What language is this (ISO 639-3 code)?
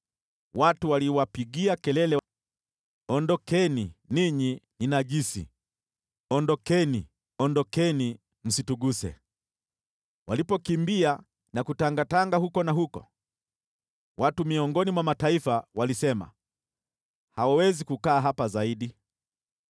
swa